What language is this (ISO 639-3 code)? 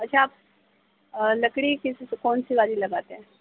urd